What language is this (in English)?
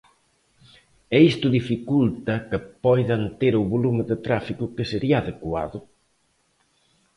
Galician